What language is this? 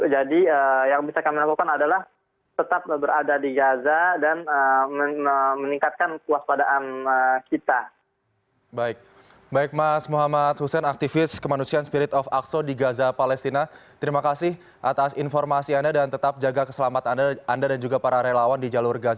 Indonesian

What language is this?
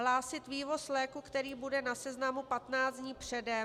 Czech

